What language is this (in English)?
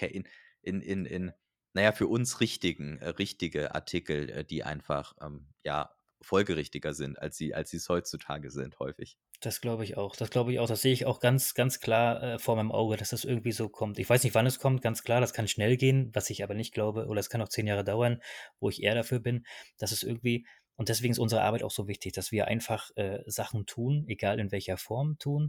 German